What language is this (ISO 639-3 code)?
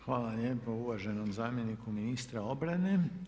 hrv